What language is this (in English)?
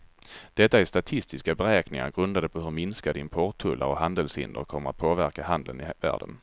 Swedish